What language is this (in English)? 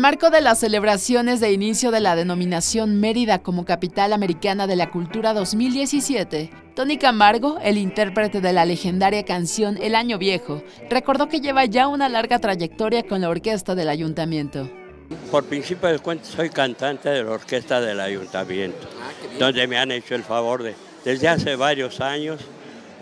Spanish